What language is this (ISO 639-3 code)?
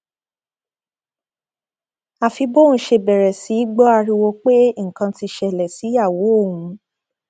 yor